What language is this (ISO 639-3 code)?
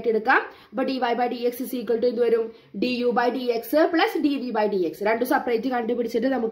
mal